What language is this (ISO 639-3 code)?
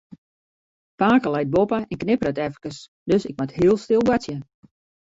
fry